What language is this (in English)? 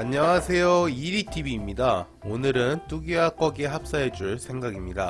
Korean